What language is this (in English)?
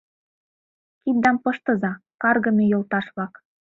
Mari